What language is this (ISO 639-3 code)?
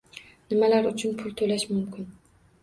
uzb